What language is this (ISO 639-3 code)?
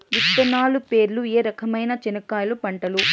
tel